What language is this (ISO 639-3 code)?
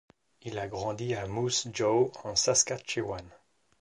fra